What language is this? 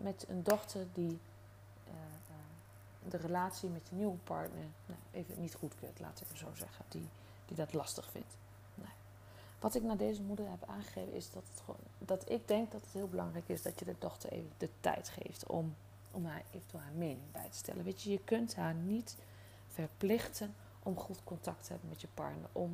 Dutch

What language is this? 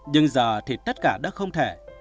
Vietnamese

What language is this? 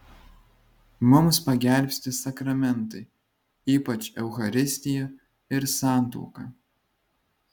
Lithuanian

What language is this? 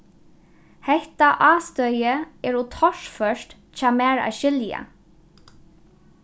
Faroese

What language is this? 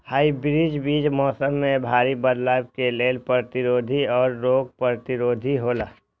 Maithili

